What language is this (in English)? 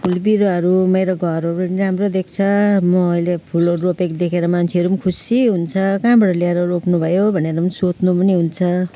Nepali